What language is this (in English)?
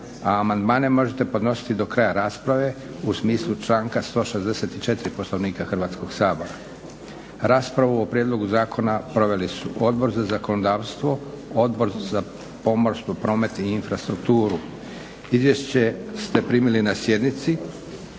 Croatian